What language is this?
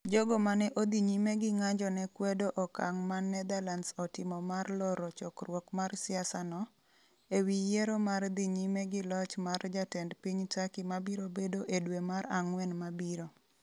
Luo (Kenya and Tanzania)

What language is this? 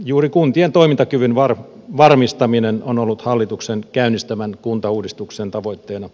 Finnish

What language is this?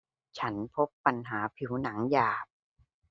Thai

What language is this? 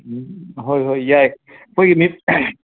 Manipuri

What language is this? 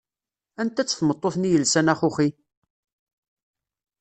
Kabyle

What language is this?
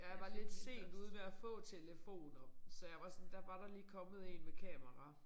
Danish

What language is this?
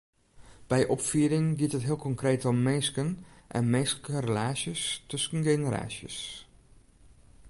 Western Frisian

